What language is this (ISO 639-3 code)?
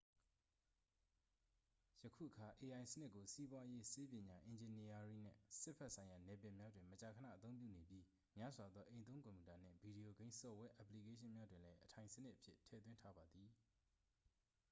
mya